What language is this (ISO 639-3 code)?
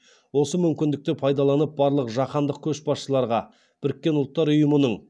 kaz